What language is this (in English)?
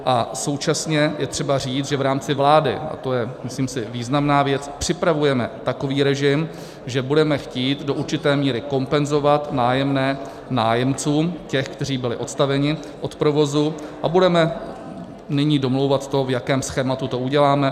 Czech